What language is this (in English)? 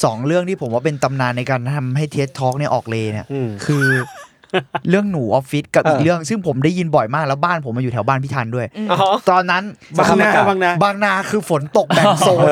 Thai